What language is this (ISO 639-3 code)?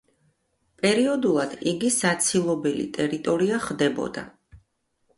kat